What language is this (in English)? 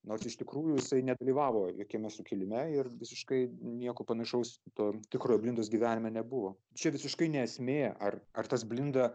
Lithuanian